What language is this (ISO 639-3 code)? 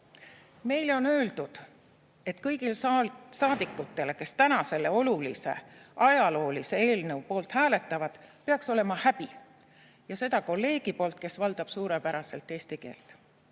est